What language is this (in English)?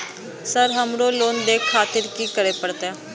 Maithili